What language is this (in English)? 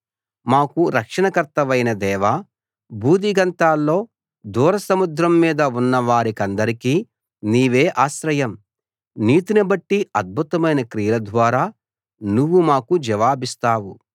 Telugu